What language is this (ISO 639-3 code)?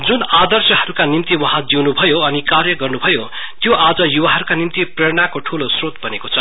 nep